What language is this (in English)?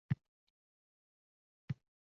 Uzbek